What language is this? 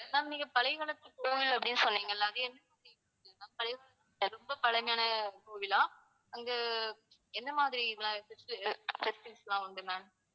Tamil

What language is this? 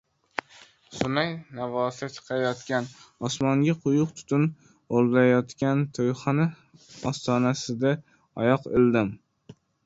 Uzbek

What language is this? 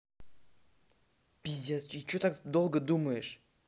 Russian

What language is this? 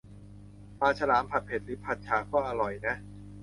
Thai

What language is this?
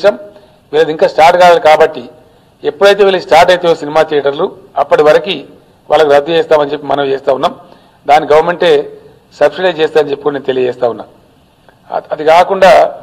Telugu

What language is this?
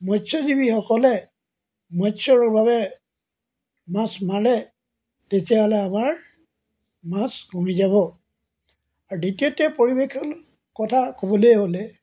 Assamese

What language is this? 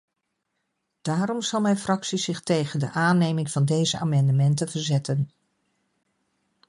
Dutch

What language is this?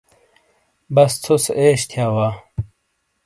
Shina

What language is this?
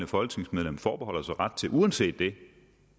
Danish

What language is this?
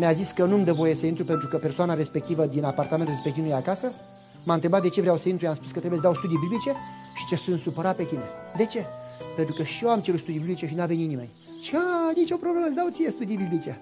Romanian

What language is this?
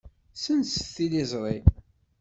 Kabyle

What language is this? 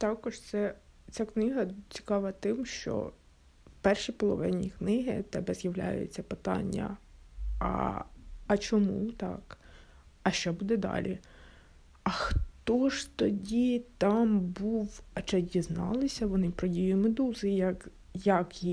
Ukrainian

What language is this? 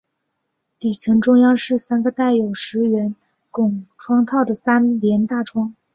Chinese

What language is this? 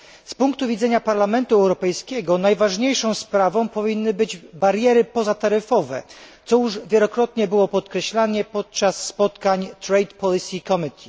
Polish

